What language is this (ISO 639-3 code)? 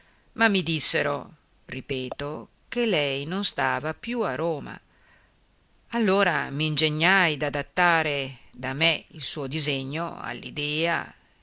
ita